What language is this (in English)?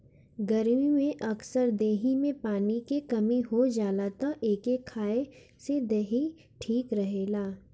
Bhojpuri